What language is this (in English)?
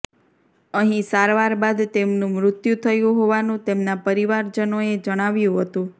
Gujarati